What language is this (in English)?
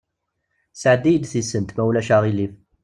Kabyle